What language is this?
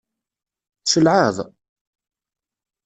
Kabyle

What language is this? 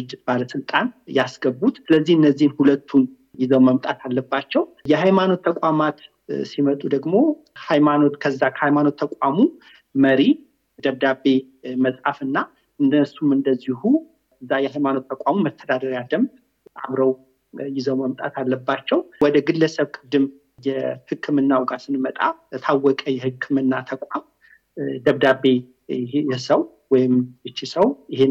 Amharic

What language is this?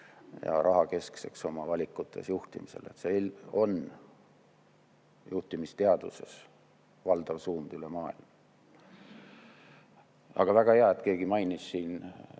Estonian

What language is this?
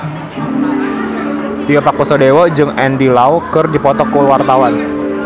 Sundanese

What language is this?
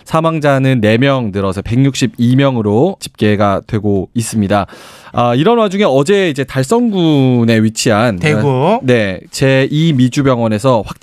Korean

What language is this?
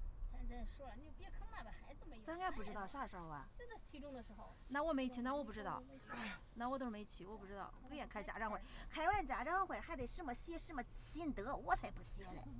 Chinese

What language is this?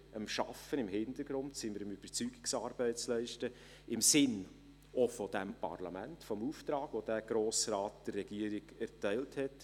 Swiss German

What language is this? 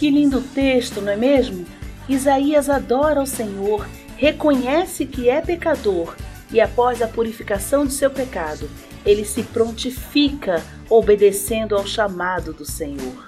Portuguese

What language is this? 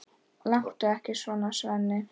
Icelandic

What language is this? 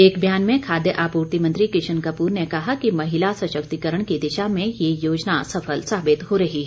Hindi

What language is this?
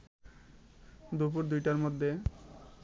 Bangla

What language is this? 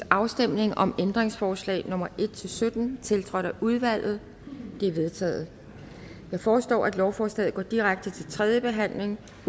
Danish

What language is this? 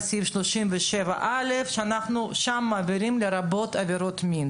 Hebrew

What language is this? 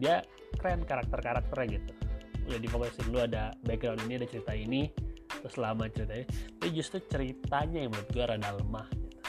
Indonesian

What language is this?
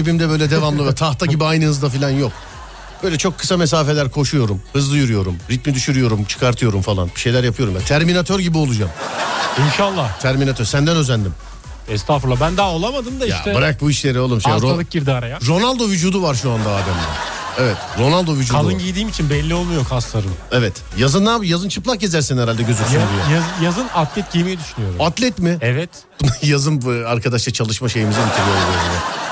Turkish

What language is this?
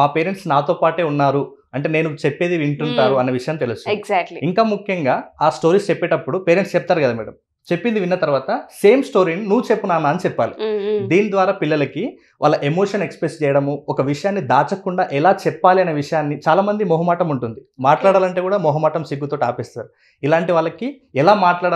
Telugu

